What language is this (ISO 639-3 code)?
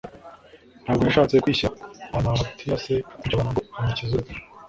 kin